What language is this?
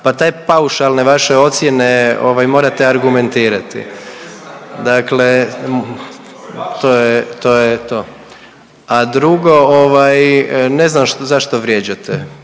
Croatian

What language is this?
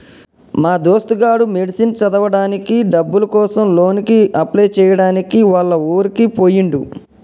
Telugu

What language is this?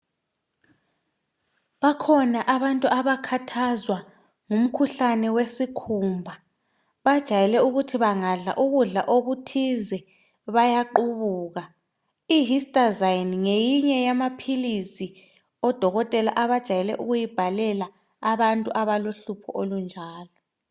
North Ndebele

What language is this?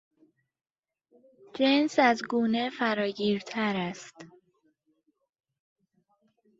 Persian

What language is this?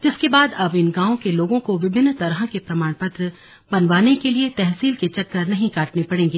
Hindi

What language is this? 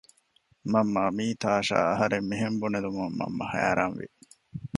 Divehi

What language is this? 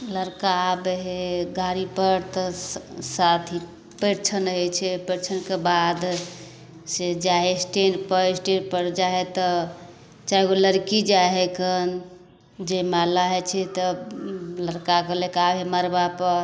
Maithili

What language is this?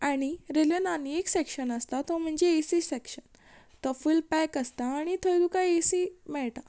Konkani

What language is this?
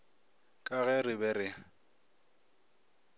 Northern Sotho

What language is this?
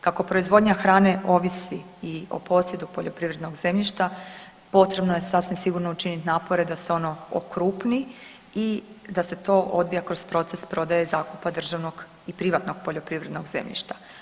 Croatian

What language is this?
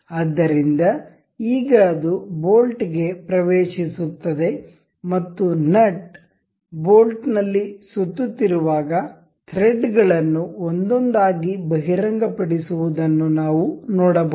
Kannada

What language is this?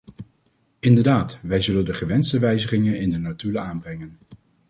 Dutch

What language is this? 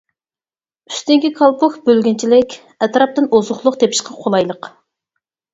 Uyghur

